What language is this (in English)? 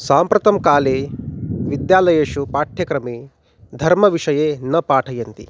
Sanskrit